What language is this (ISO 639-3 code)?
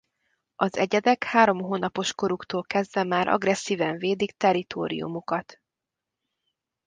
hun